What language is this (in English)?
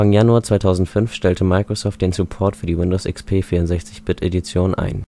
German